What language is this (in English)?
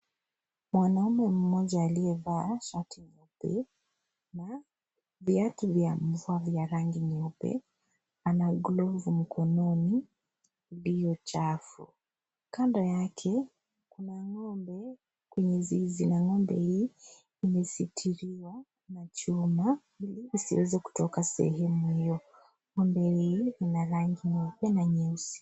Swahili